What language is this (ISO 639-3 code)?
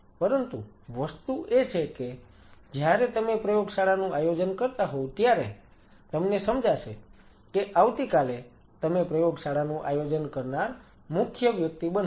guj